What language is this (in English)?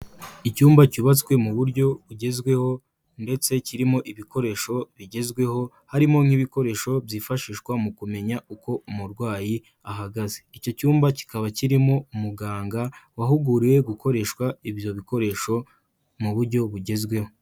Kinyarwanda